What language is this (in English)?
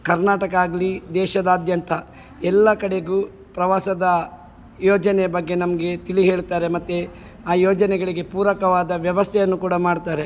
Kannada